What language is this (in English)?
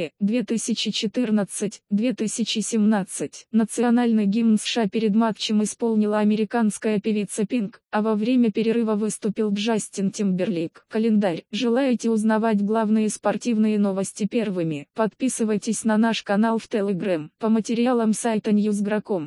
Russian